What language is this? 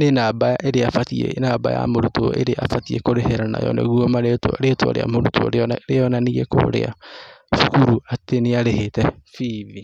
Kikuyu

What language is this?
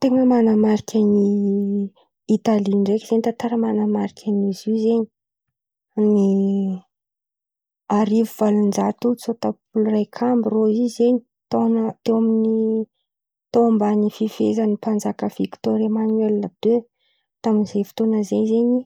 Antankarana Malagasy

